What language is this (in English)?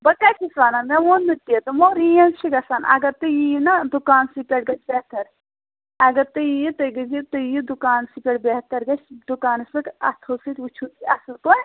Kashmiri